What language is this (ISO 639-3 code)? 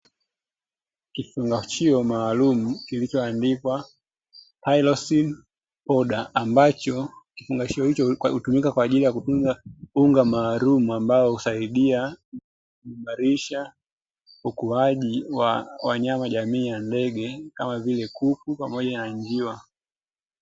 swa